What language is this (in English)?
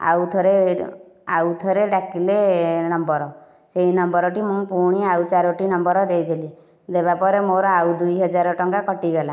Odia